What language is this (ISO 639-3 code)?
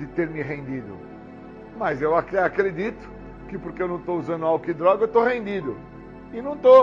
por